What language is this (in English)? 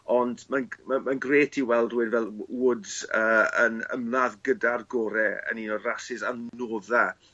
Welsh